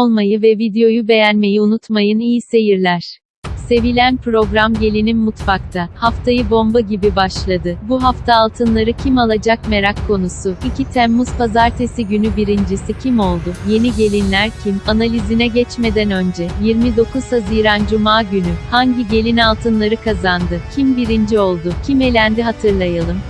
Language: Turkish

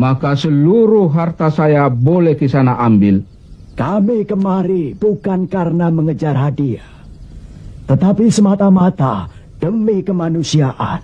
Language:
Indonesian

